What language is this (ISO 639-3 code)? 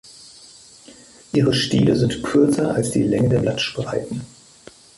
deu